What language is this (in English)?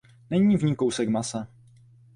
Czech